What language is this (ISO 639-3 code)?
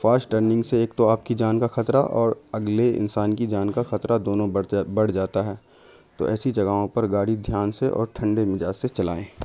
urd